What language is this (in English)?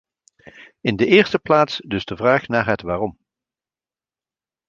Dutch